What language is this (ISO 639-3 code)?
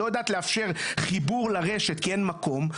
heb